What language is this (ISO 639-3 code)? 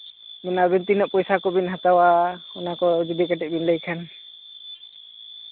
sat